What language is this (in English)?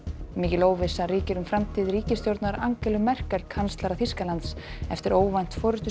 Icelandic